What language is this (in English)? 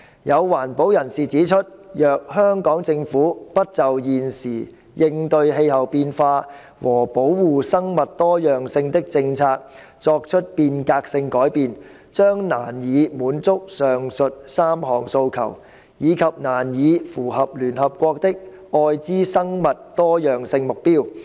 Cantonese